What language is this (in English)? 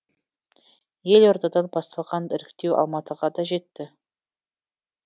Kazakh